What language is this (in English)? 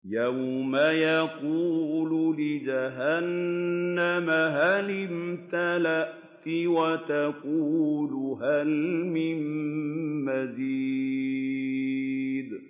Arabic